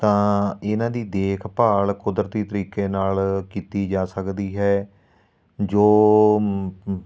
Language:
Punjabi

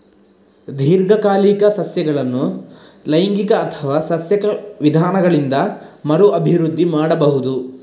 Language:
Kannada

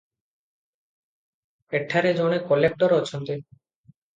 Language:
Odia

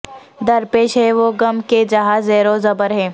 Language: Urdu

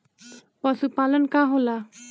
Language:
Bhojpuri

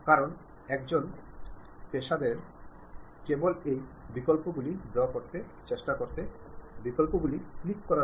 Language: Malayalam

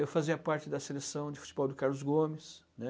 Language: Portuguese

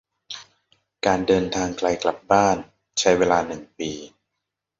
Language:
Thai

